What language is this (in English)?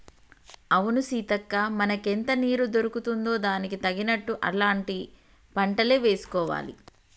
Telugu